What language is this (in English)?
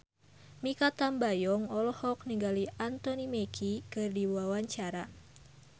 Sundanese